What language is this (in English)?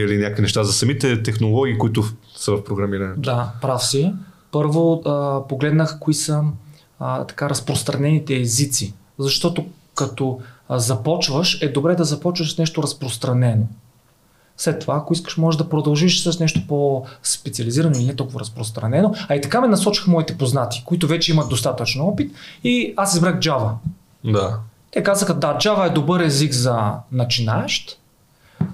Bulgarian